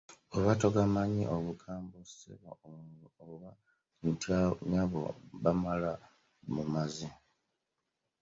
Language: Ganda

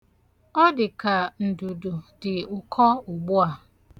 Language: Igbo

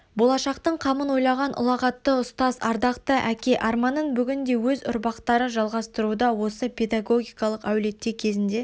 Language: Kazakh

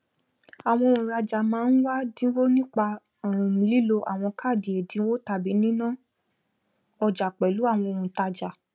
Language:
Yoruba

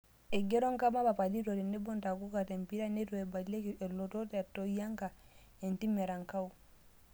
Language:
Masai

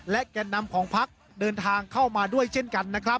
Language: Thai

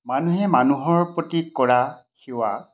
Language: Assamese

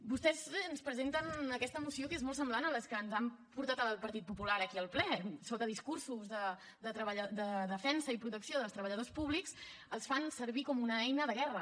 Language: Catalan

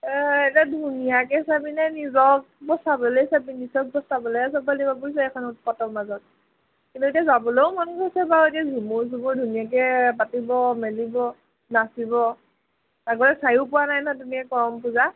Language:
Assamese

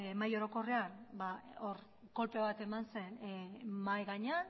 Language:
Basque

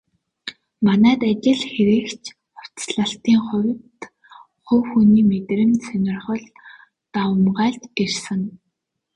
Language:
Mongolian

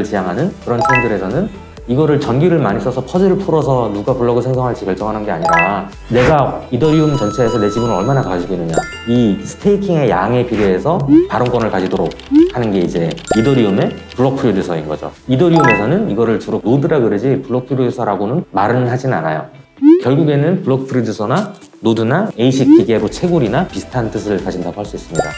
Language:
Korean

